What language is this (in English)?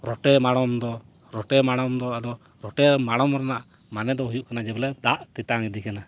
Santali